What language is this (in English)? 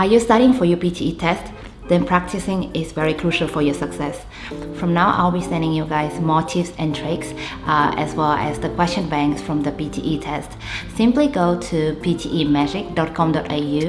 English